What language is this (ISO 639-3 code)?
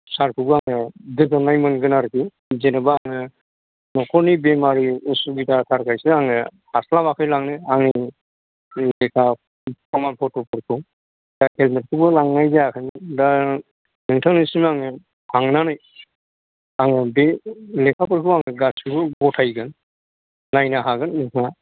brx